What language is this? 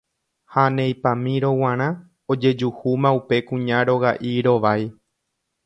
Guarani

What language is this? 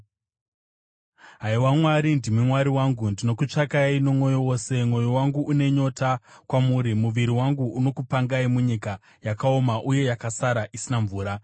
Shona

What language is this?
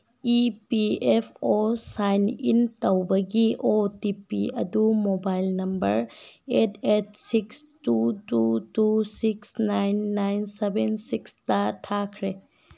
Manipuri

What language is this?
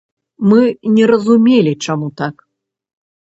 Belarusian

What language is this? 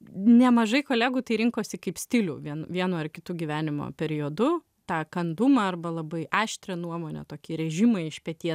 Lithuanian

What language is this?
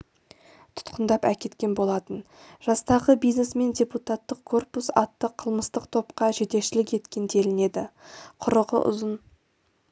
Kazakh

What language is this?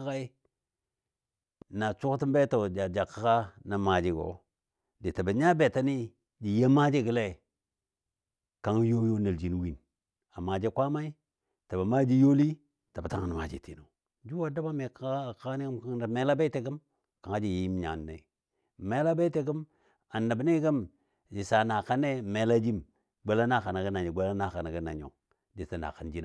Dadiya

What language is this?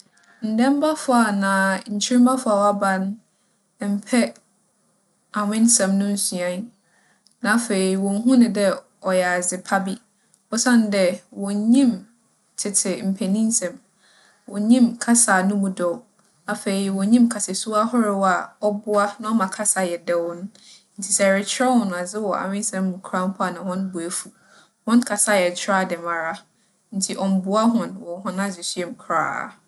Akan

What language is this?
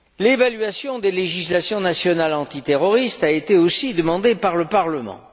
French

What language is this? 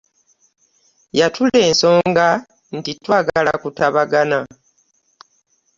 Ganda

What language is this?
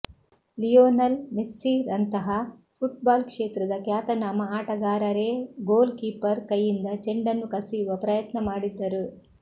Kannada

